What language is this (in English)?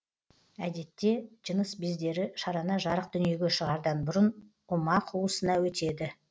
Kazakh